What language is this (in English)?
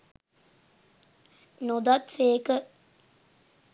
Sinhala